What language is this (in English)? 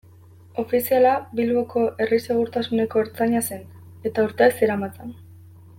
Basque